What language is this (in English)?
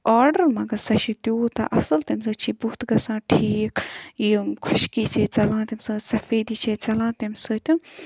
Kashmiri